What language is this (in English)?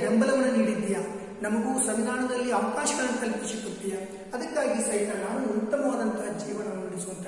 Romanian